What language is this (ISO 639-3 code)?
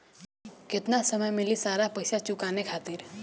bho